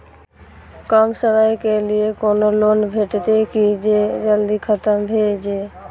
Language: Maithili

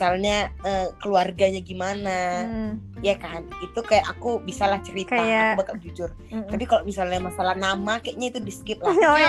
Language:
Indonesian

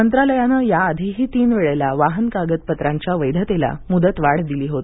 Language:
Marathi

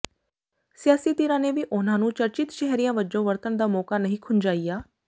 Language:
Punjabi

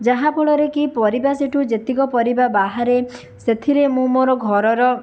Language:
Odia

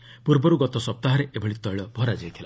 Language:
Odia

